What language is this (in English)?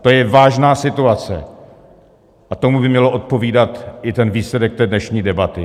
Czech